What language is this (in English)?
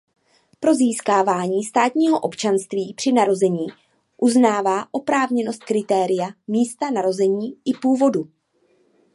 Czech